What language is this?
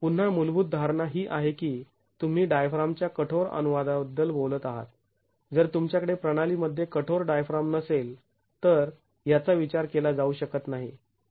Marathi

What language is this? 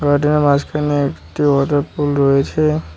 Bangla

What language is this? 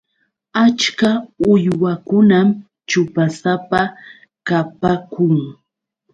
Yauyos Quechua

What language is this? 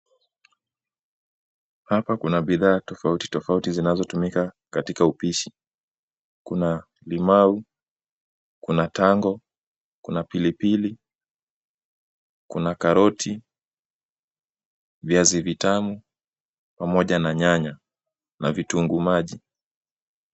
Swahili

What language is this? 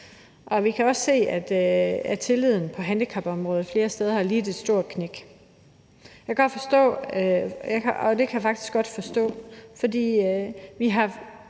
Danish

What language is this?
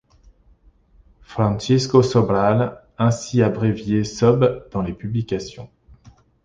French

